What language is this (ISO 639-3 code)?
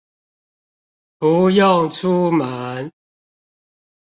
zho